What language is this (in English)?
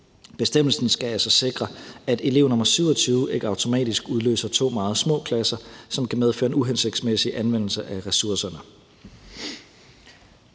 Danish